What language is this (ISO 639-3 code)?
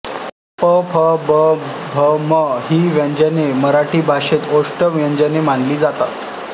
mar